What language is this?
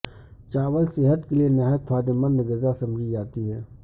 Urdu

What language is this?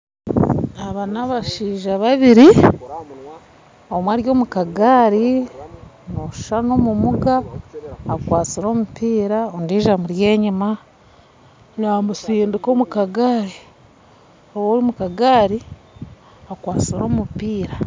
Nyankole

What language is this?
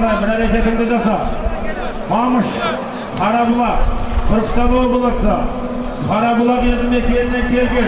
Turkish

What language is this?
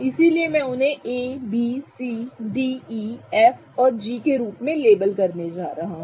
Hindi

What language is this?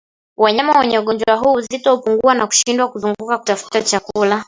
Swahili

